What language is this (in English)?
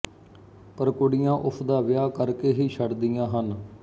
Punjabi